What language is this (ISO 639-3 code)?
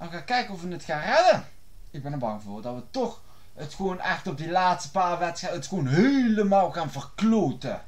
nld